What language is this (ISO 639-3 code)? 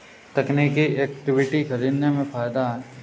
hin